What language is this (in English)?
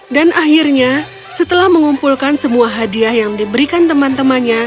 Indonesian